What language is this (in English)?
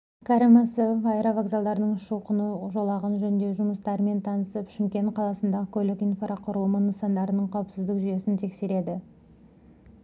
Kazakh